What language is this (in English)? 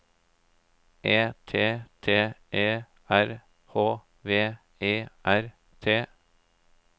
Norwegian